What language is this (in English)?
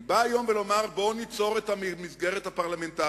Hebrew